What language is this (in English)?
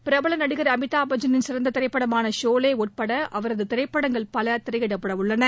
Tamil